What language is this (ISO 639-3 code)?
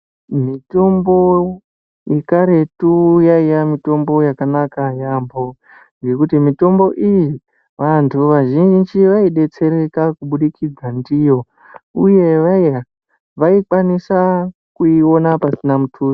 ndc